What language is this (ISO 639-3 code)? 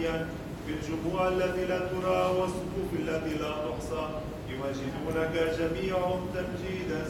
ara